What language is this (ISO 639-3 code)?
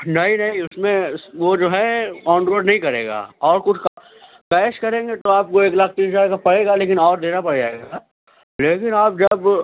urd